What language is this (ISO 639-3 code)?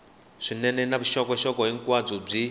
tso